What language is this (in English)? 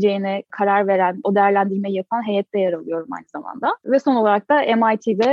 Turkish